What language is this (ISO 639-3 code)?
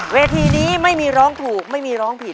tha